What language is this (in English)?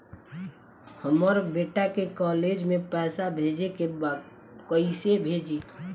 Bhojpuri